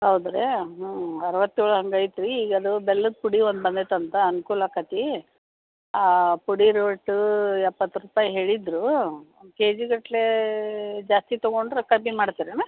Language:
Kannada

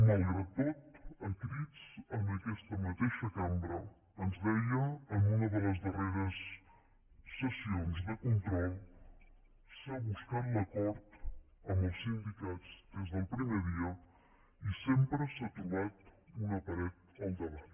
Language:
Catalan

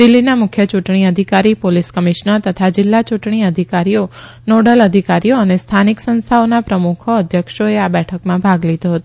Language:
Gujarati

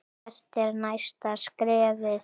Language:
Icelandic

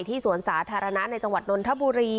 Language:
Thai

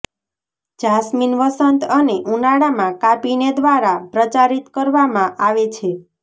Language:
Gujarati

